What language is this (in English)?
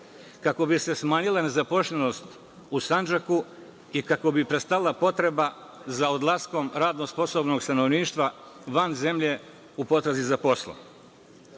Serbian